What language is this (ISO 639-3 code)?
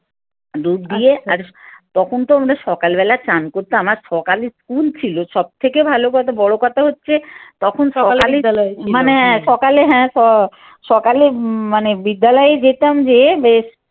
ben